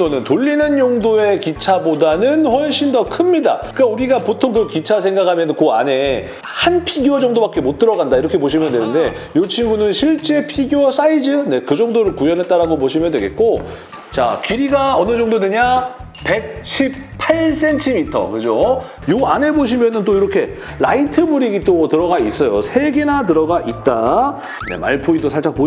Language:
Korean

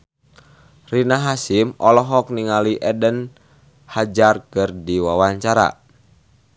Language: Sundanese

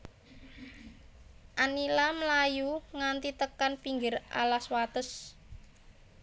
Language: Javanese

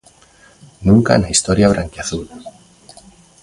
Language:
Galician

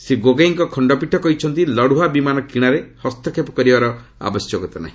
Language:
Odia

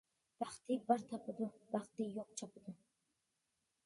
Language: Uyghur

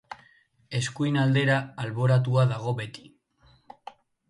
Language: Basque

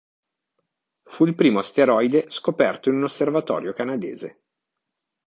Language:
Italian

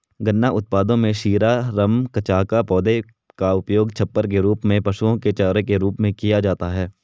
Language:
Hindi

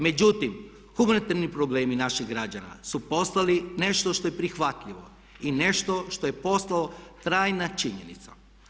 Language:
Croatian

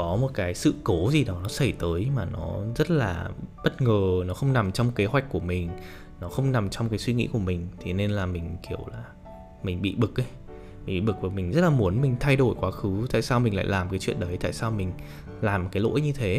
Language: Vietnamese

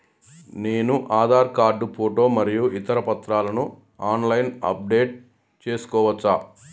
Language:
Telugu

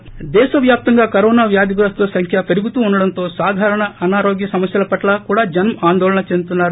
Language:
Telugu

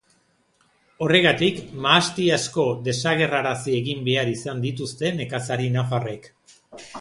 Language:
Basque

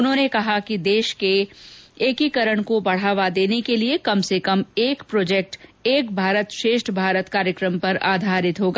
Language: Hindi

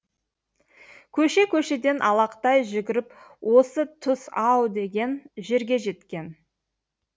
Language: Kazakh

